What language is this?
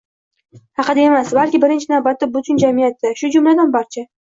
Uzbek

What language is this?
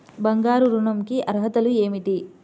Telugu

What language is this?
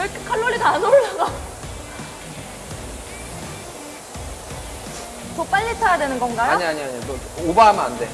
Korean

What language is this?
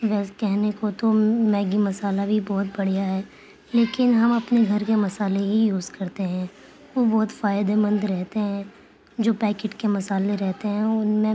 Urdu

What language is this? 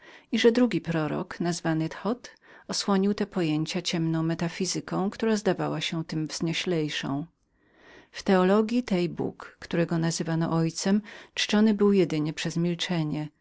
Polish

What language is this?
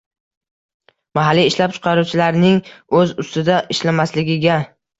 Uzbek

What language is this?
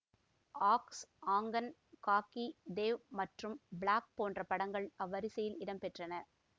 Tamil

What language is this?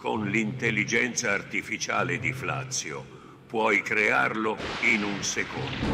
Italian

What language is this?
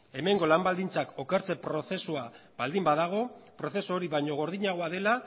Basque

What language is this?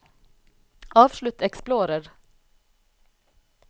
Norwegian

